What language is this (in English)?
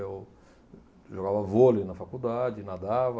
Portuguese